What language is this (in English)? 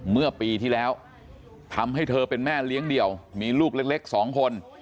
Thai